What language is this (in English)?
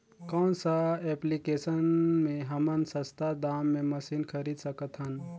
Chhattisgarhi